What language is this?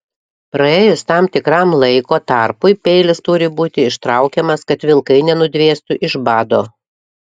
Lithuanian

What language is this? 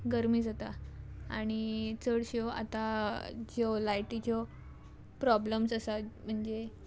Konkani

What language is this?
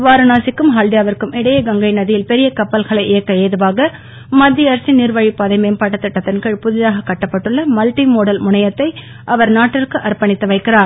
Tamil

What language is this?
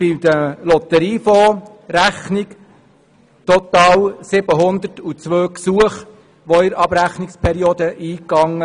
Swiss German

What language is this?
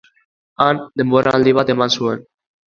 Basque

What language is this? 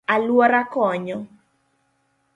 Luo (Kenya and Tanzania)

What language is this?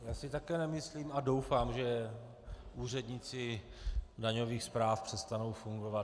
Czech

